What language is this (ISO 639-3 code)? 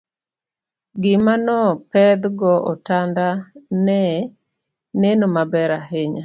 luo